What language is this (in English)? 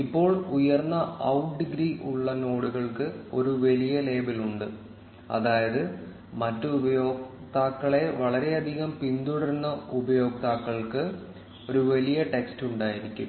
Malayalam